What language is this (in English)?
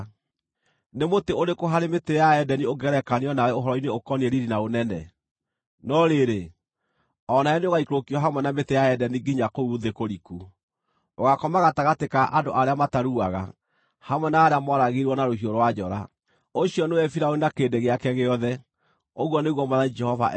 Kikuyu